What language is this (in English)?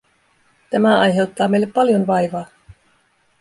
Finnish